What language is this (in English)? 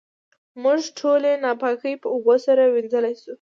Pashto